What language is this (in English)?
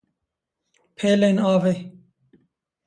Kurdish